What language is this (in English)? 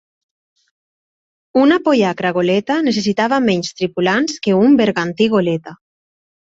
Catalan